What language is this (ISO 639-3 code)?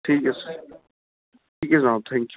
pan